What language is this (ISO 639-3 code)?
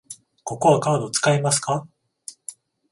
jpn